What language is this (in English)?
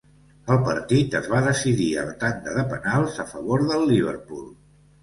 Catalan